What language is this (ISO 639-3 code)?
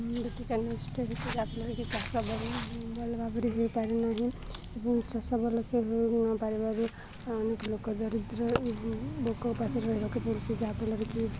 ori